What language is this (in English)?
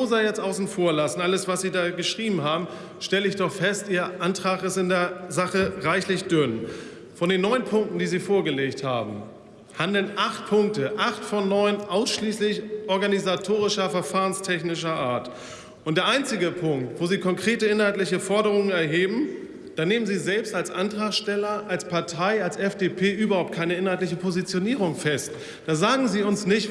German